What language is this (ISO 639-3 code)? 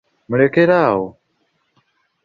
lug